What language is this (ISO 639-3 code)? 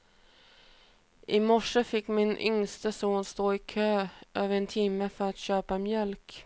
swe